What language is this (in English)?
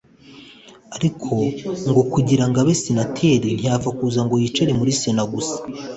Kinyarwanda